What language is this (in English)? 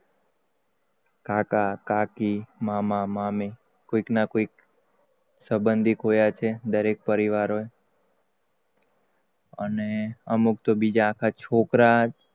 Gujarati